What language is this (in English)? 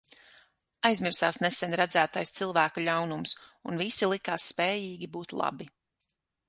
Latvian